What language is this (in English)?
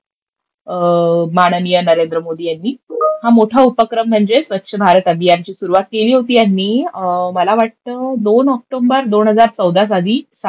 Marathi